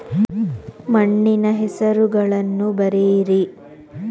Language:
Kannada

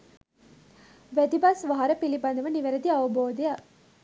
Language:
Sinhala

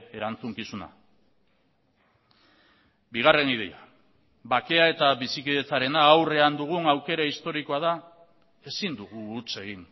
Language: Basque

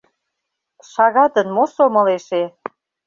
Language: Mari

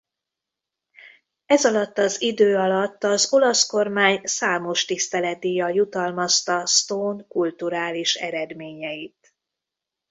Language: Hungarian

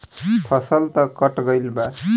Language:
Bhojpuri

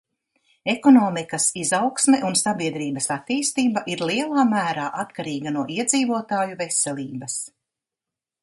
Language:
Latvian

